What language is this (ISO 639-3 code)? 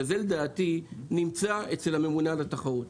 heb